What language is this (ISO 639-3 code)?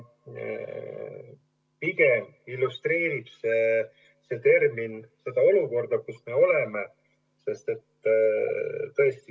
est